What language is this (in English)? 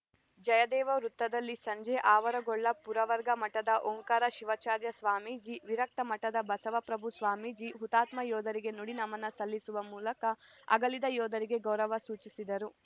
Kannada